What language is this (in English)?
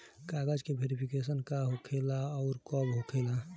Bhojpuri